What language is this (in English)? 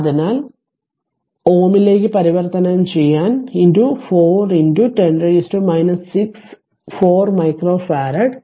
Malayalam